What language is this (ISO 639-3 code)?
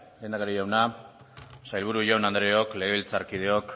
eus